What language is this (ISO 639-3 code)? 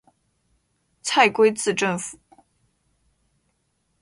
zho